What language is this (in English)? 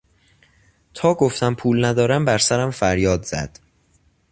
Persian